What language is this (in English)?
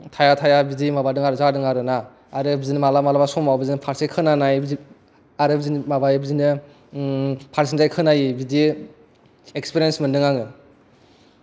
Bodo